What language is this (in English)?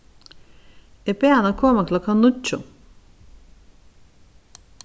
Faroese